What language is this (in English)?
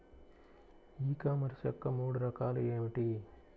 Telugu